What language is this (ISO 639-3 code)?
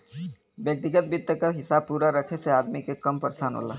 bho